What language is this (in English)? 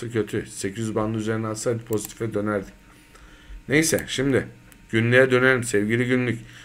Turkish